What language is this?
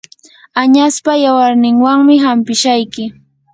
Yanahuanca Pasco Quechua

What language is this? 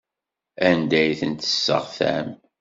Kabyle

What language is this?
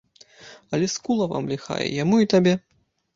Belarusian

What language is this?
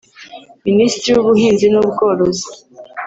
Kinyarwanda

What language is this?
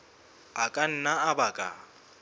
Southern Sotho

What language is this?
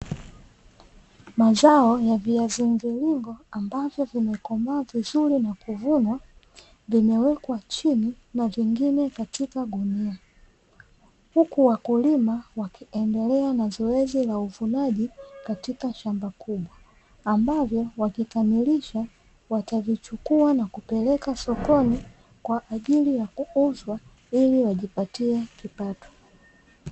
Swahili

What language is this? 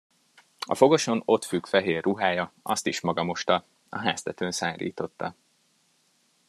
Hungarian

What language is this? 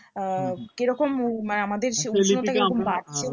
Bangla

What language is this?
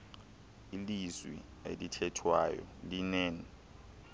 Xhosa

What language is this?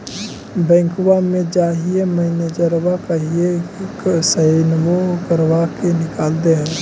Magahi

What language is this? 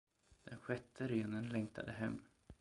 Swedish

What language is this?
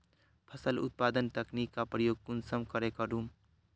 Magahi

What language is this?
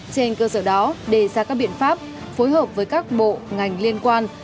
Vietnamese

